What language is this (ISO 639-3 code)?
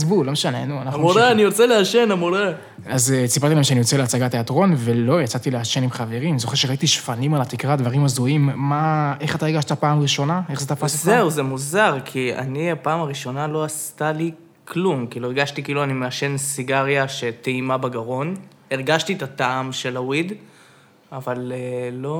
heb